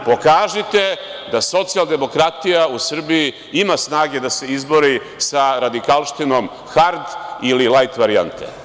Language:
Serbian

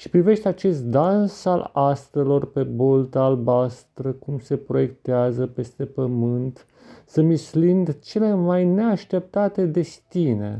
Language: Romanian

